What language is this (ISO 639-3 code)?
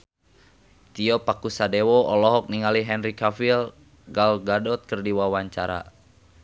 sun